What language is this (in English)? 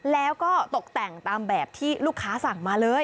Thai